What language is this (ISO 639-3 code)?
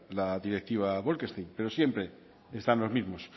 spa